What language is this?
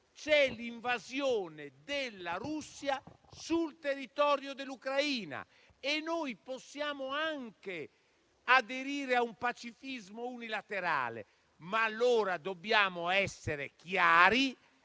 Italian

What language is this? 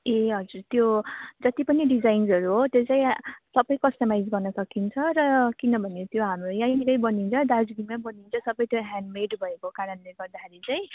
Nepali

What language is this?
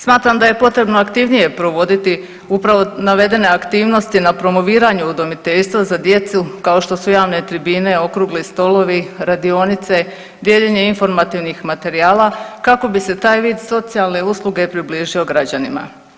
Croatian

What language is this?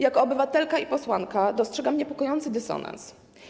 Polish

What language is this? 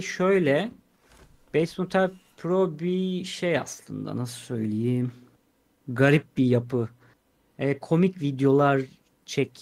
Turkish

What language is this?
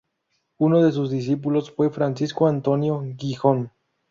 Spanish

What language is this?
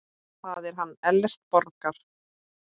Icelandic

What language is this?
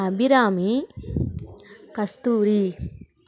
Tamil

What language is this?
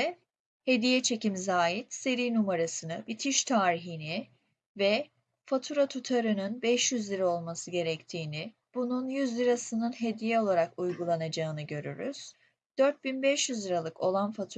Turkish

